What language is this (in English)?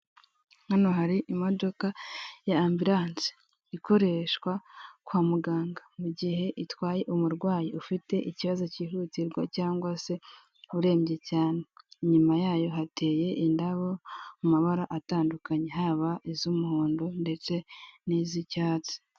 Kinyarwanda